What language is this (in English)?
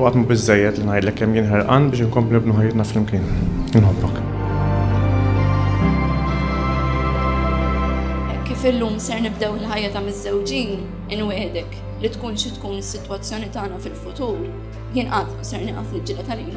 Arabic